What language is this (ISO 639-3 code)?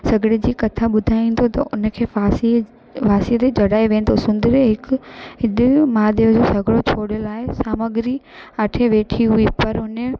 snd